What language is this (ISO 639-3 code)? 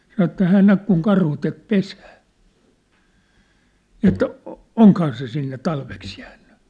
fin